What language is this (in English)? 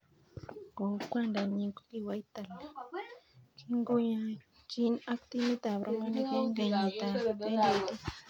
Kalenjin